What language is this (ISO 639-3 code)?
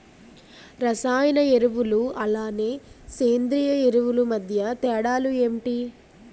tel